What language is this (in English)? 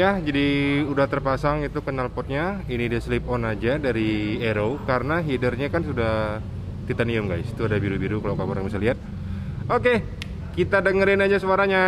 Indonesian